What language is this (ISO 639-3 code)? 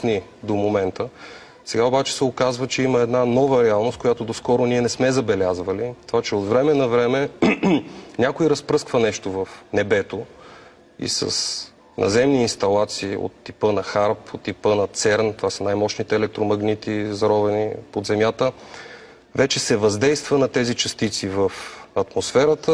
bul